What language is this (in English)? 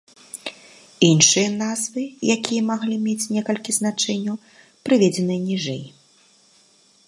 Belarusian